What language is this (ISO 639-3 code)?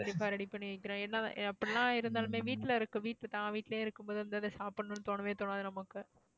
tam